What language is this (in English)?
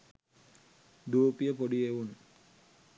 Sinhala